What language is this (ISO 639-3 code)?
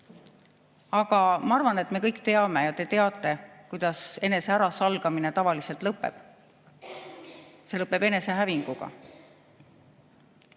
est